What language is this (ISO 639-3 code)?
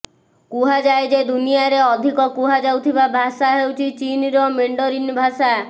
ori